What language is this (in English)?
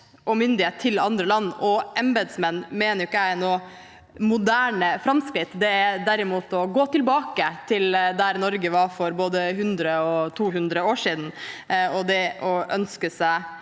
Norwegian